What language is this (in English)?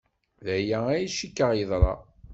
Kabyle